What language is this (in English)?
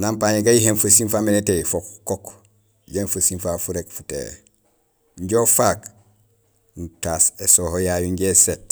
Gusilay